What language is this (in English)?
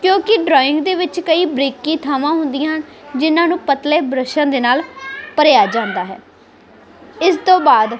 Punjabi